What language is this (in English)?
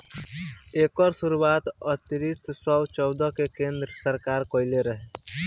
Bhojpuri